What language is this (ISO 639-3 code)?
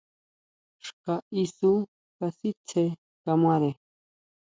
mau